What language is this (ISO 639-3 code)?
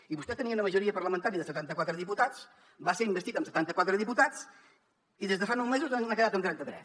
cat